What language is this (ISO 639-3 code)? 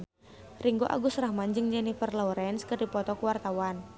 sun